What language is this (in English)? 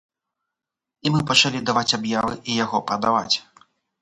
Belarusian